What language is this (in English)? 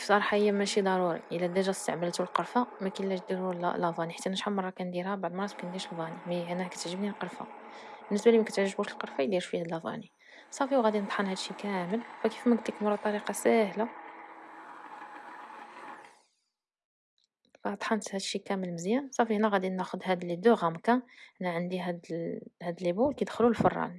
Arabic